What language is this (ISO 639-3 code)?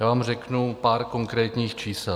ces